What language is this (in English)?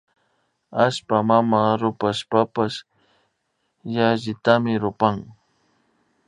Imbabura Highland Quichua